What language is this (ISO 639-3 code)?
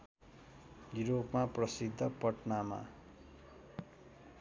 nep